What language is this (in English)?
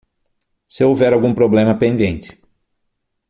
Portuguese